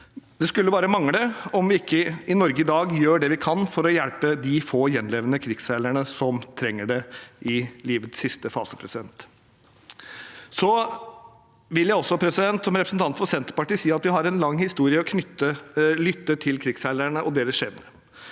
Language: Norwegian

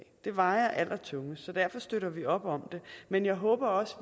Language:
Danish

